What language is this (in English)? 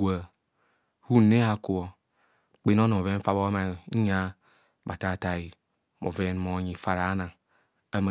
Kohumono